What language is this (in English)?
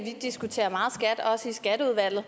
Danish